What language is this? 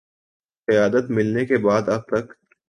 Urdu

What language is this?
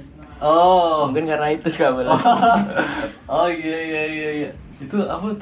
Indonesian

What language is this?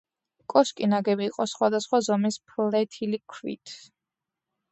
Georgian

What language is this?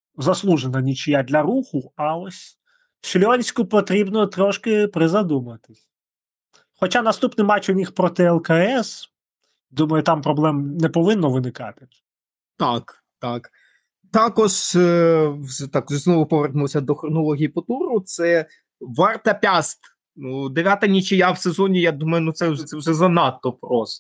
Ukrainian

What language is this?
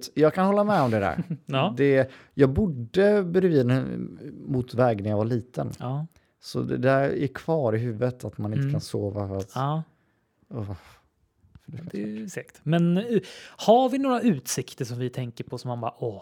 Swedish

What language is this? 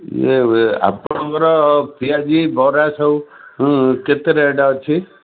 Odia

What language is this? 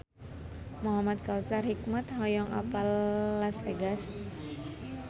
Sundanese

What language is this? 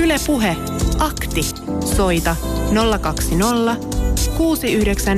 Finnish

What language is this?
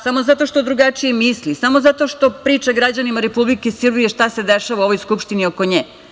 Serbian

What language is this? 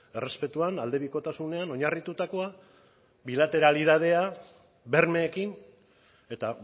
Basque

